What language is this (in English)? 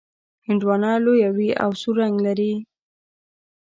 Pashto